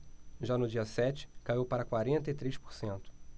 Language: Portuguese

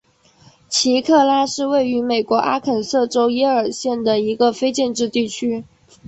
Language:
Chinese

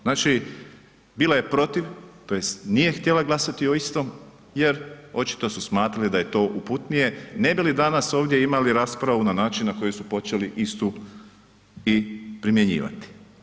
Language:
Croatian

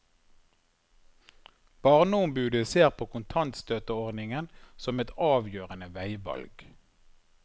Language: Norwegian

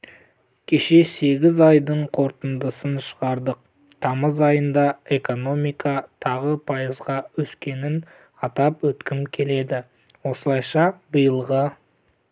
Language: Kazakh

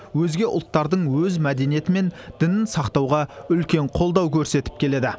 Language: Kazakh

